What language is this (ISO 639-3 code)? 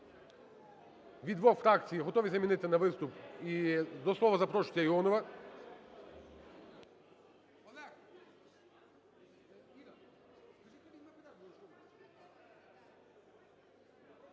ukr